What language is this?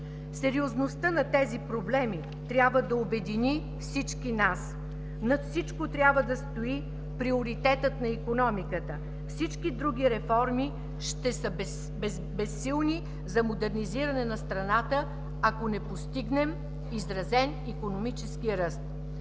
Bulgarian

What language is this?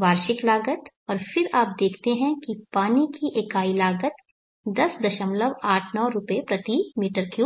Hindi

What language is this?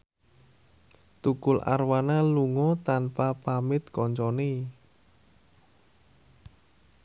Javanese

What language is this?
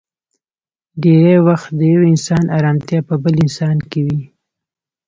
Pashto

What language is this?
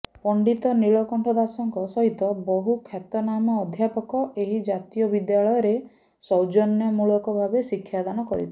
Odia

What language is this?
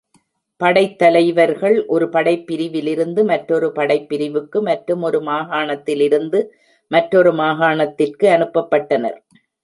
Tamil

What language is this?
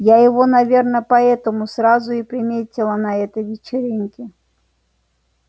Russian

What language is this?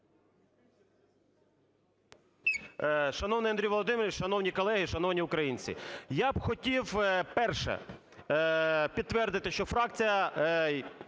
Ukrainian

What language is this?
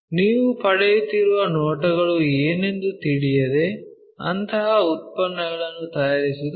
Kannada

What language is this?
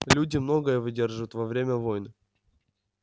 Russian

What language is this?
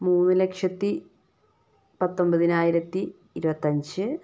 Malayalam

